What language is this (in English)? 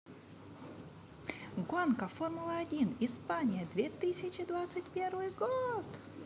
Russian